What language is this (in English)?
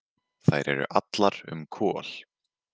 Icelandic